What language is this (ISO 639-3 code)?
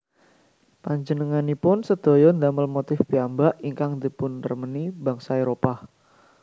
jav